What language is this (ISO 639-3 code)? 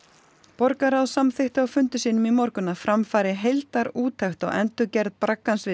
isl